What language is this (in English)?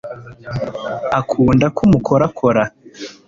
Kinyarwanda